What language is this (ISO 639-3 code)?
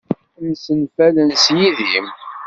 kab